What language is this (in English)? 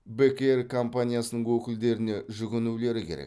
Kazakh